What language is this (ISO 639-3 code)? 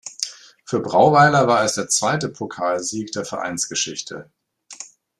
deu